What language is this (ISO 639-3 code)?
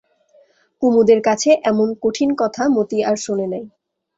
ben